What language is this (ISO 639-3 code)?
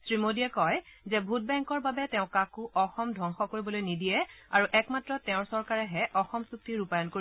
asm